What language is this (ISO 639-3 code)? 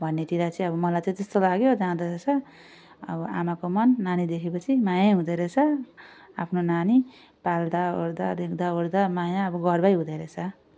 nep